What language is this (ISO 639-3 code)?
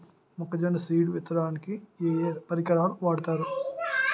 tel